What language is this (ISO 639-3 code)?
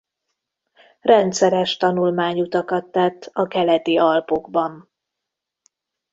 hun